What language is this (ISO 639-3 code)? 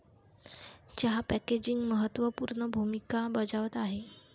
mar